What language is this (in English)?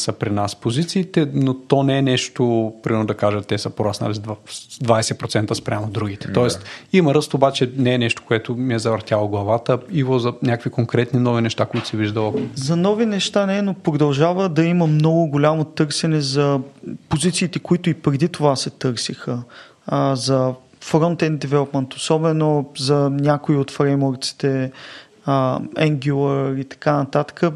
Bulgarian